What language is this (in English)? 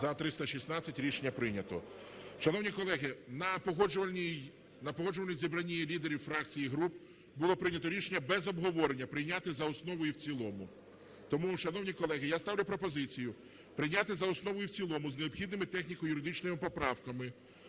Ukrainian